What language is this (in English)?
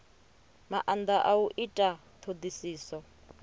Venda